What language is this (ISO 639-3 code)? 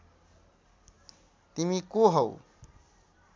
nep